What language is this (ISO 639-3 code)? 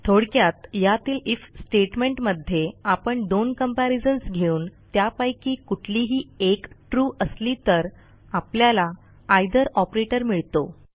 mar